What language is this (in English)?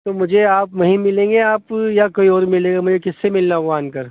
Urdu